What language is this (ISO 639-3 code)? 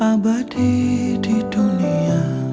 ind